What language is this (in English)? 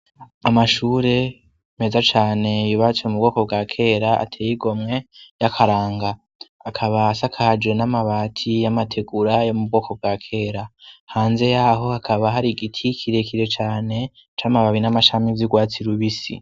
Rundi